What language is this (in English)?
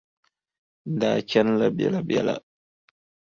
Dagbani